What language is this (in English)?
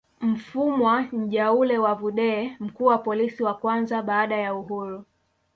Swahili